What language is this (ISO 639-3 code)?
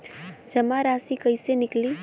bho